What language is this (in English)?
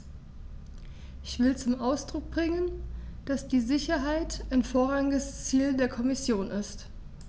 German